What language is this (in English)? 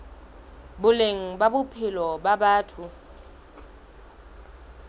Southern Sotho